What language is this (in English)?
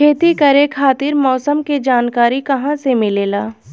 Bhojpuri